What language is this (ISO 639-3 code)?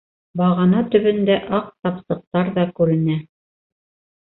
bak